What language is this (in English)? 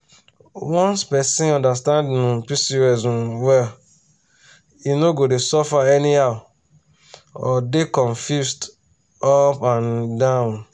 Nigerian Pidgin